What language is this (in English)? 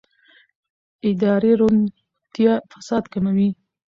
Pashto